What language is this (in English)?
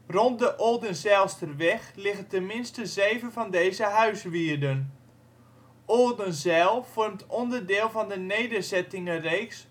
Dutch